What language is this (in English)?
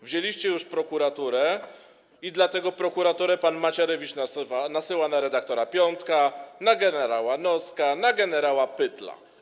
Polish